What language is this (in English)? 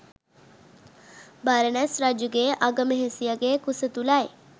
Sinhala